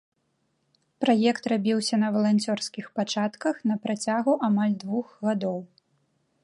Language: Belarusian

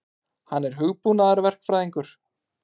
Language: Icelandic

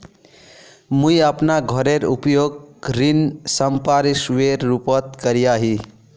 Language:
Magahi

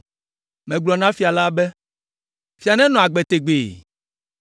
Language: Ewe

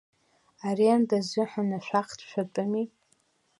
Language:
Abkhazian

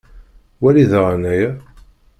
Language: Kabyle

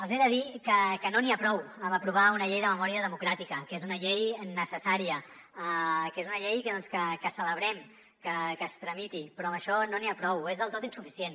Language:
Catalan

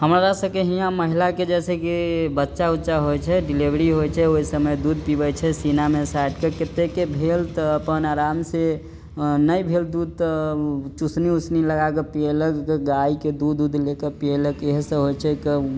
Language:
Maithili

